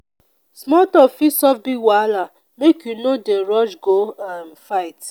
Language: Nigerian Pidgin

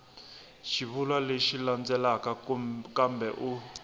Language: Tsonga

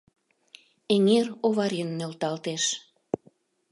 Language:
Mari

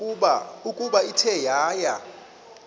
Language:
Xhosa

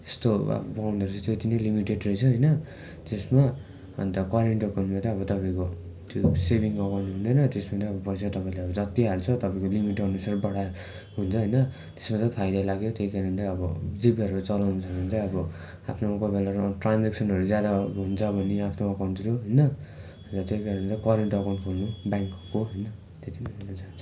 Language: Nepali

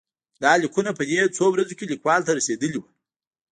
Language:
Pashto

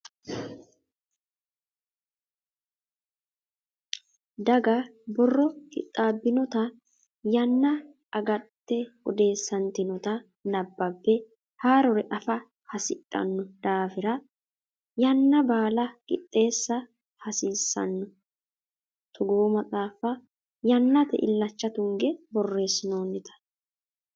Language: Sidamo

